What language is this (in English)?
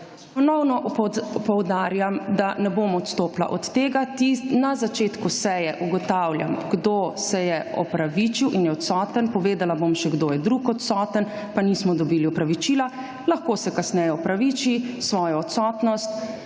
Slovenian